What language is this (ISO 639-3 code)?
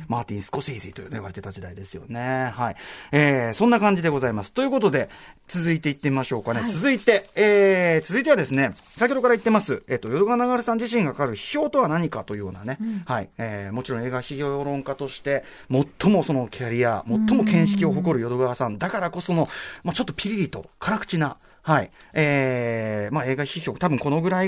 jpn